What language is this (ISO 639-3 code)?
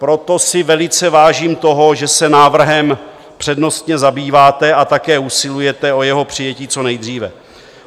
ces